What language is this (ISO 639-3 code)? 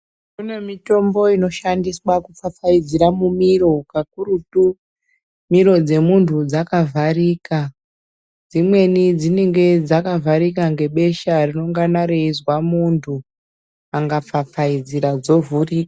ndc